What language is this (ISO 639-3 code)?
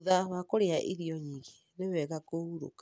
kik